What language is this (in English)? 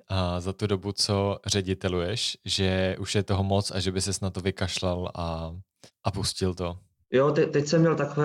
Czech